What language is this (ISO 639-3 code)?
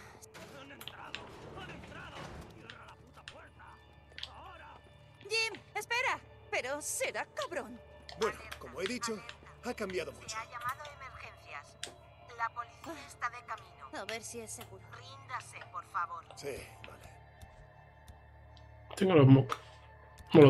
spa